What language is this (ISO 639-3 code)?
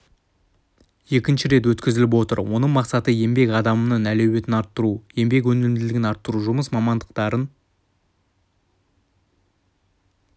kaz